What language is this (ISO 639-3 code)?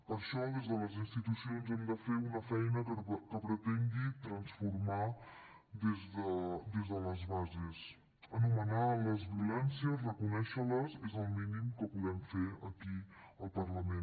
cat